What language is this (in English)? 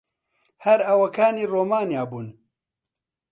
Central Kurdish